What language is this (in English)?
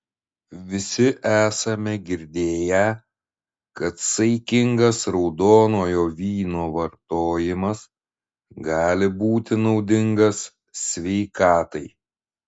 Lithuanian